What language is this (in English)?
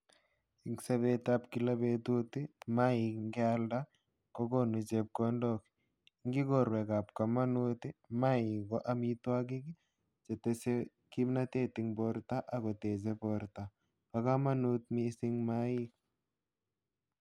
Kalenjin